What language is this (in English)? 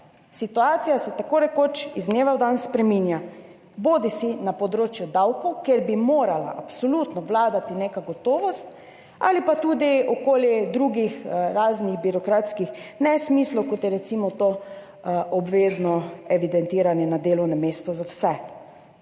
Slovenian